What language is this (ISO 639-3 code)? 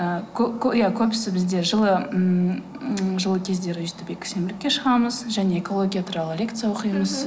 kaz